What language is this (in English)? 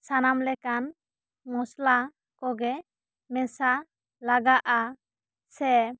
Santali